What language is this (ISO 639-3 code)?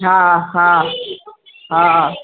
snd